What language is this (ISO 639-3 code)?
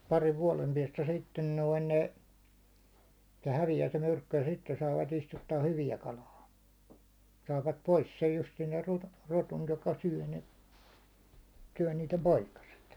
fin